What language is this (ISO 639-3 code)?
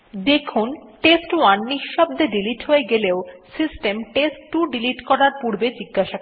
ben